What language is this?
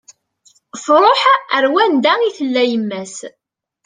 Kabyle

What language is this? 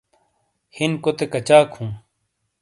Shina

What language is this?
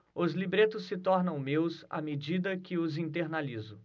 Portuguese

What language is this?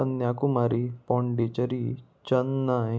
Konkani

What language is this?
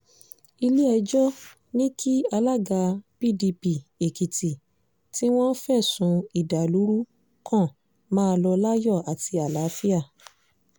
Yoruba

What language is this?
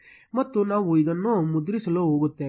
Kannada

